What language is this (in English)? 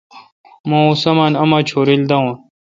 Kalkoti